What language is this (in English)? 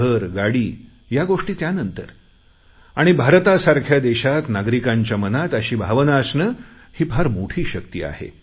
Marathi